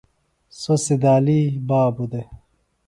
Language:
Phalura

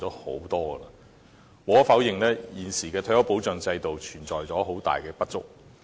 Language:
Cantonese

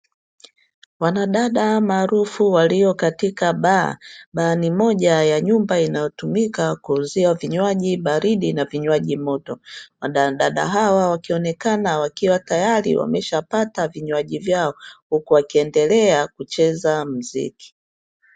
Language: Swahili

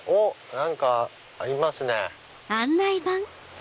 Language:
Japanese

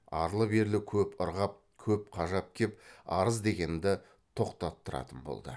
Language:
Kazakh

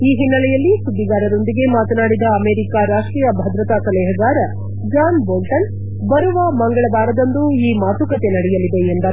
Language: Kannada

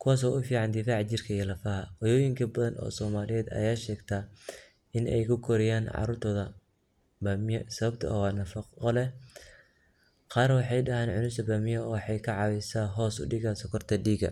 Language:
Somali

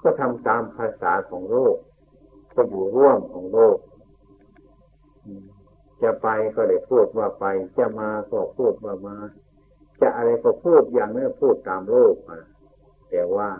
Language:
Thai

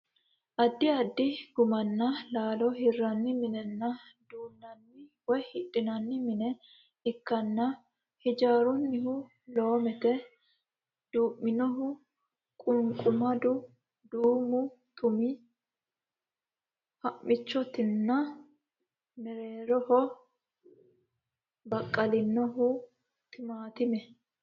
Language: Sidamo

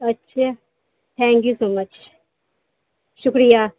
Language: Urdu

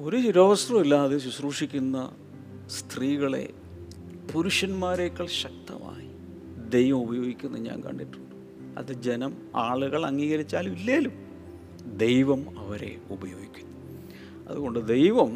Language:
Malayalam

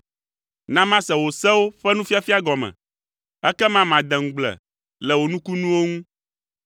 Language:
Ewe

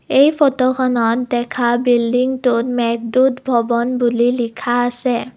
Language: Assamese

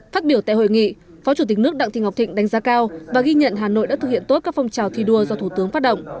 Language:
Vietnamese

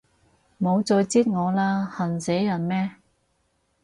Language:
Cantonese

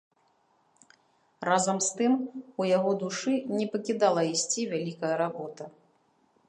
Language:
Belarusian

